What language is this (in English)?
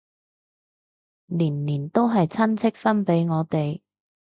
Cantonese